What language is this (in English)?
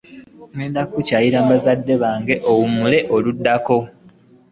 Ganda